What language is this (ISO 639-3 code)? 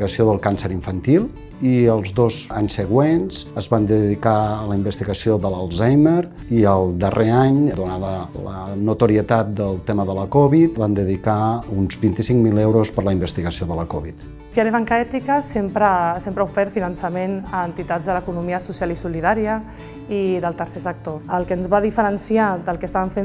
cat